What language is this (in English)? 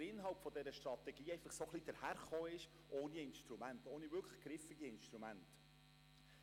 Swiss German